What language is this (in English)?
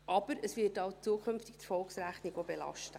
Swiss German